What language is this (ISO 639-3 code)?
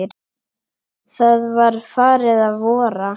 isl